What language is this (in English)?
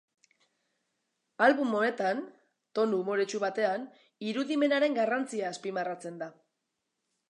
Basque